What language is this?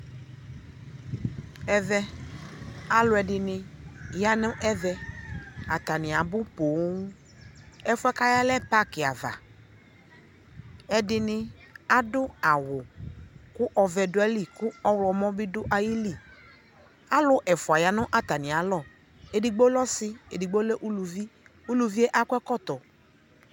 Ikposo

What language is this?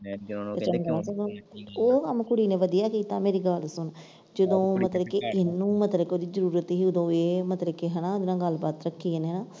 Punjabi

